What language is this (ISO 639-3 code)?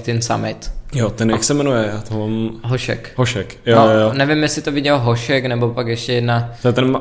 ces